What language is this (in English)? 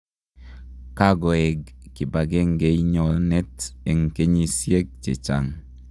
Kalenjin